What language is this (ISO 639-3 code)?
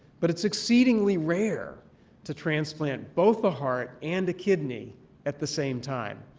eng